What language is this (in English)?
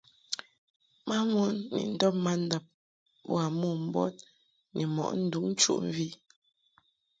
Mungaka